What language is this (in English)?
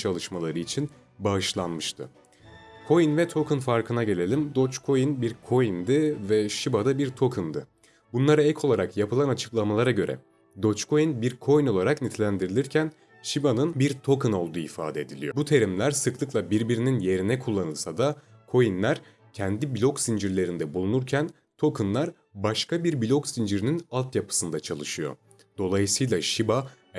Turkish